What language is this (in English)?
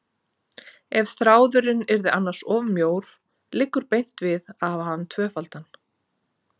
Icelandic